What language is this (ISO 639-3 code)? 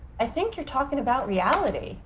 eng